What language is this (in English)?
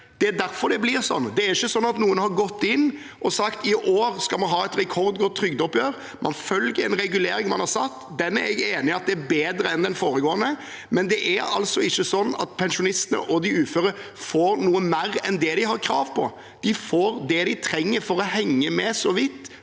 Norwegian